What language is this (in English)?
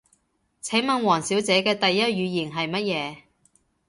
Cantonese